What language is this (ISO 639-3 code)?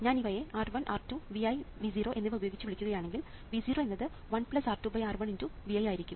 mal